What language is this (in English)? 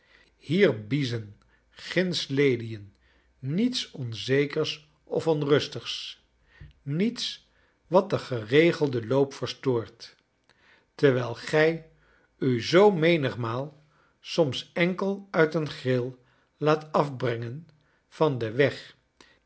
Dutch